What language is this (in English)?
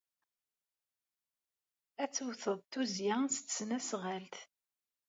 Kabyle